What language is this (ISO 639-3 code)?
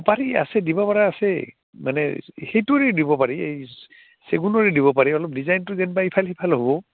asm